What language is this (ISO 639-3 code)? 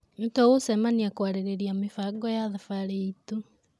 kik